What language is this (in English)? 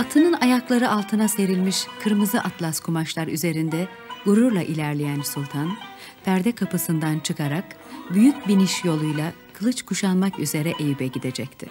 Turkish